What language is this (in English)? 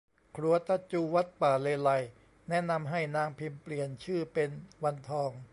Thai